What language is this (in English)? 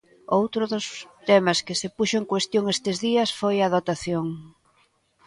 Galician